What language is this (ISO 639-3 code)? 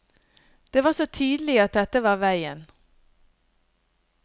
nor